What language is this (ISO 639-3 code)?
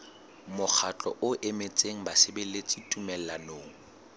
sot